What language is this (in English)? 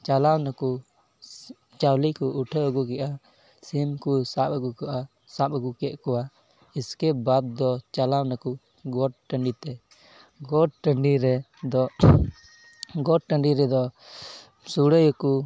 Santali